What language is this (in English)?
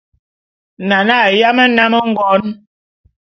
Bulu